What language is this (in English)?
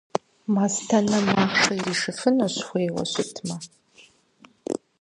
Kabardian